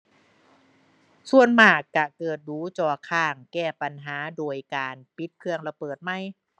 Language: Thai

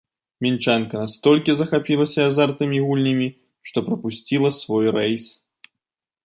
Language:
Belarusian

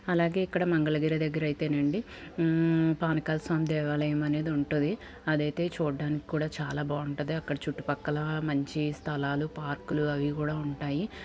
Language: Telugu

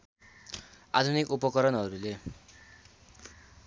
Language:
Nepali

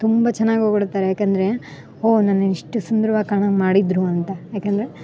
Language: Kannada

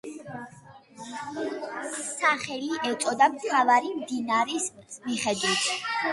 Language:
Georgian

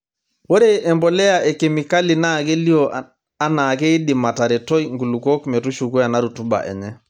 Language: Masai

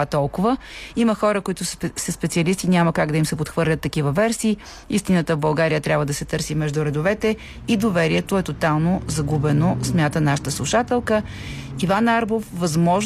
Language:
Bulgarian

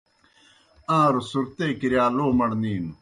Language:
Kohistani Shina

